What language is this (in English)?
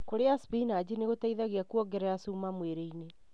Kikuyu